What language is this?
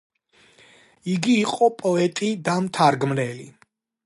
Georgian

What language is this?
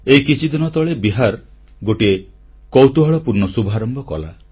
Odia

